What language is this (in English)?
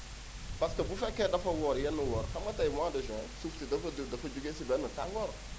Wolof